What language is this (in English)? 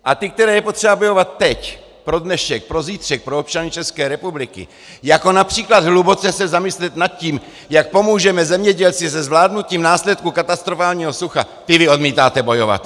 Czech